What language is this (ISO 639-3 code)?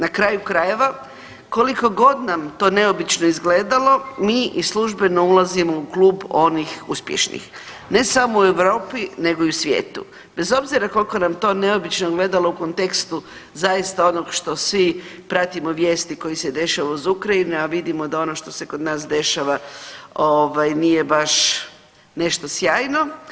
hrv